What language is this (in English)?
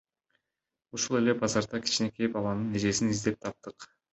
Kyrgyz